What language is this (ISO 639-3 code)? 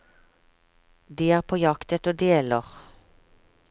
nor